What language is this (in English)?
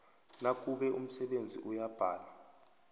South Ndebele